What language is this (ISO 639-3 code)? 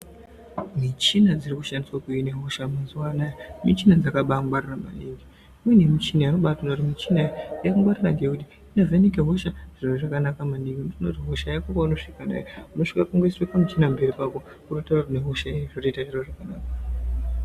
ndc